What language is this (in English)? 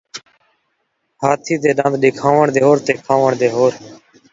Saraiki